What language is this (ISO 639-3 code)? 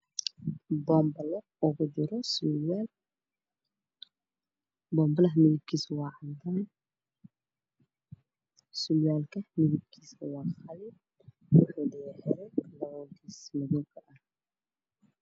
som